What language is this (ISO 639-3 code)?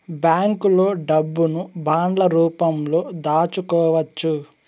tel